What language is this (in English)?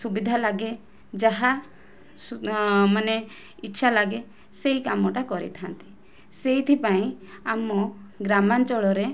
Odia